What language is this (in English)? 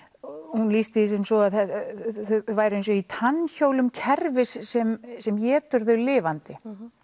Icelandic